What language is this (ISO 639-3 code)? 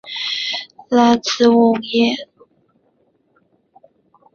zho